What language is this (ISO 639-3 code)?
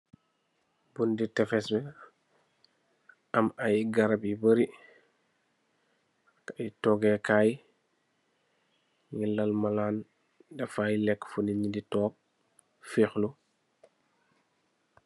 wol